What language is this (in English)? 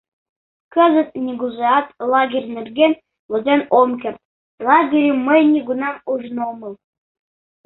Mari